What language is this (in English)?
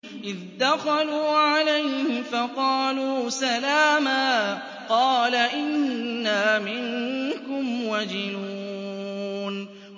Arabic